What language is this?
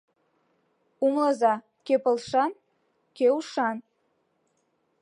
Mari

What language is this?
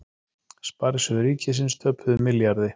Icelandic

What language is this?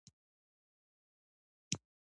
Pashto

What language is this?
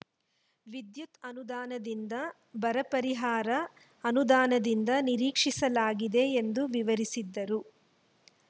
Kannada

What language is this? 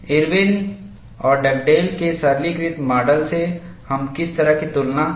Hindi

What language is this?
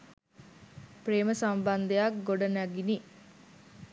Sinhala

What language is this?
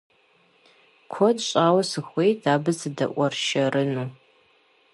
Kabardian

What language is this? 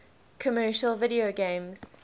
English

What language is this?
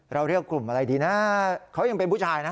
Thai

